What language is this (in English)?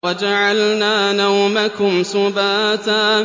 Arabic